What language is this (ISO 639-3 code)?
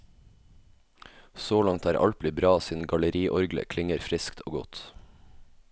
nor